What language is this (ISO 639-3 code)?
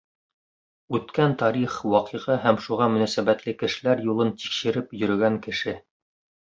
bak